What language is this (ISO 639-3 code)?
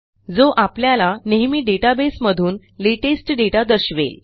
mar